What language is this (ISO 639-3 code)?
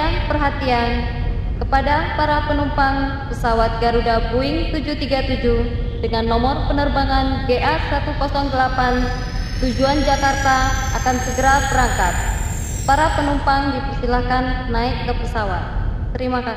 ind